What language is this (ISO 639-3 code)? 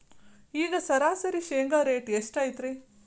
kan